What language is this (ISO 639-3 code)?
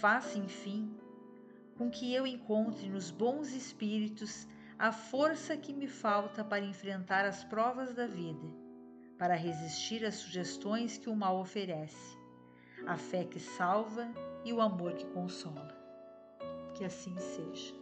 por